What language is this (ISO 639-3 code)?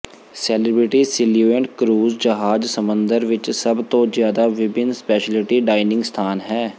pan